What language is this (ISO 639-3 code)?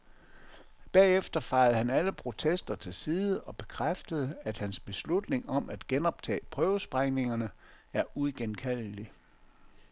dan